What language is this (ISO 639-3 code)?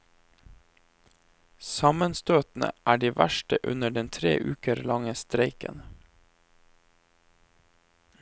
nor